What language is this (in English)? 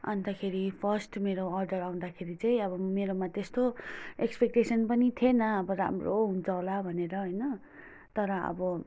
Nepali